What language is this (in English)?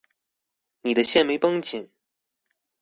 Chinese